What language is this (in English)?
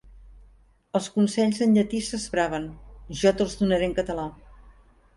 Catalan